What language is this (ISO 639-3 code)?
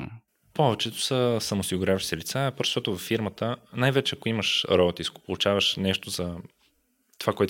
bul